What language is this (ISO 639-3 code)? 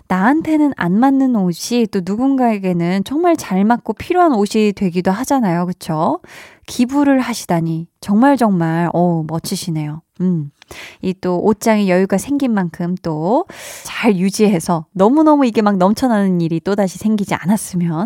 kor